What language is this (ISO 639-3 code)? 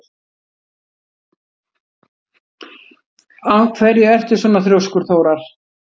isl